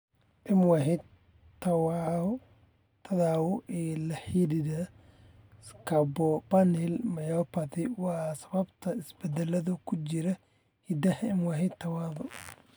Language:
Somali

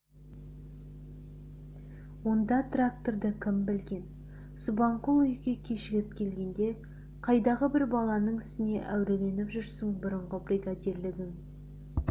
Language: Kazakh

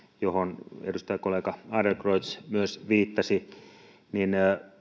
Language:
Finnish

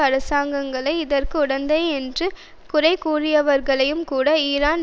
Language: Tamil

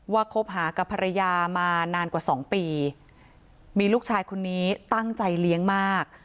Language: Thai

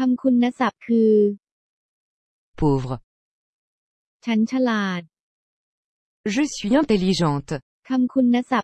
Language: Thai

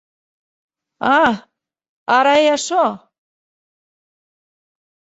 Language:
Occitan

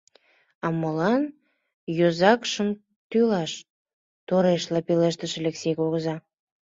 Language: Mari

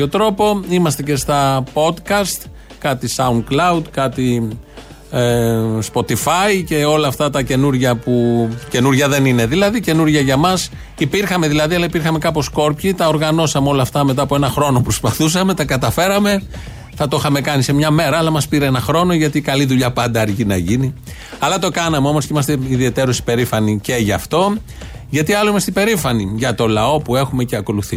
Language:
Greek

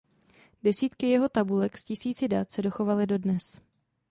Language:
Czech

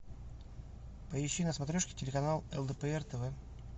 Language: Russian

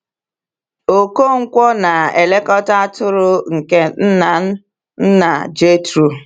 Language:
Igbo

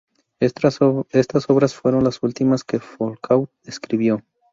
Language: Spanish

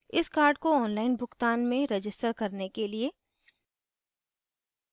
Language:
Hindi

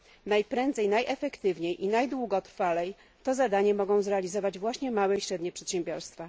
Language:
Polish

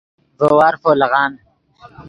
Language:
Yidgha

